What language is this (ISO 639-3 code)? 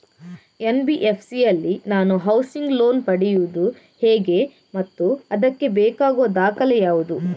kan